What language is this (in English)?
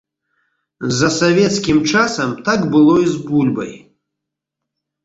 Belarusian